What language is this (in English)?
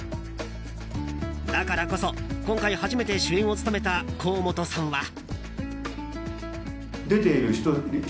Japanese